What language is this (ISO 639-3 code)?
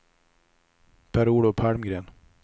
swe